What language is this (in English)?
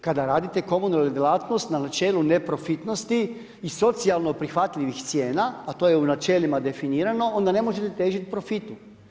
Croatian